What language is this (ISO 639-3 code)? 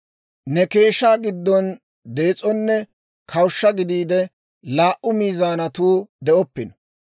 dwr